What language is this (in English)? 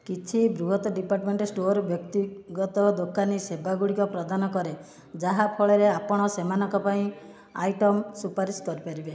Odia